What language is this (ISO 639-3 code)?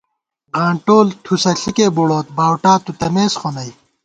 gwt